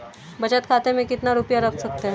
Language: Hindi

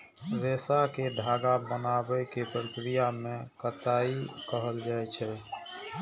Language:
Maithili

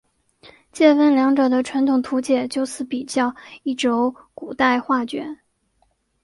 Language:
Chinese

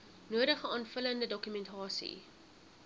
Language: Afrikaans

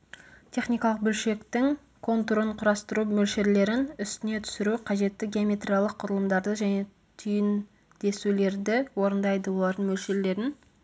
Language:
Kazakh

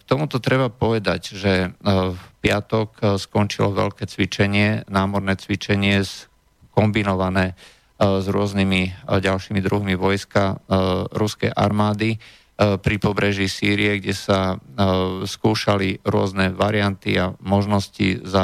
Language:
Slovak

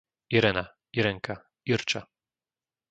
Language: Slovak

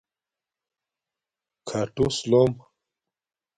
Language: Domaaki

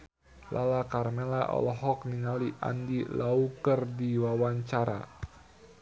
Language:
Sundanese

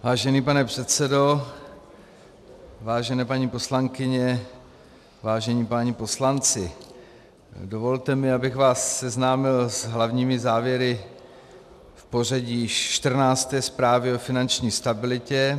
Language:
Czech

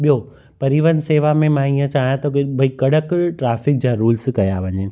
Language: Sindhi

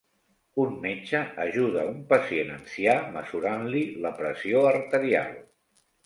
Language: Catalan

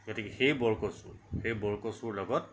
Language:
Assamese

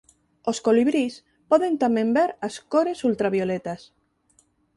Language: Galician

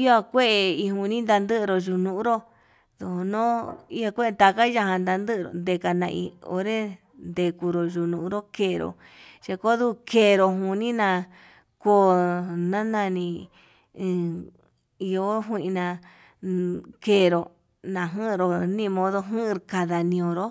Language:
Yutanduchi Mixtec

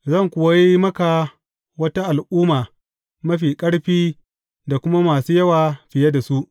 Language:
Hausa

